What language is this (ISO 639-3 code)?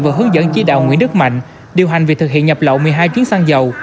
vie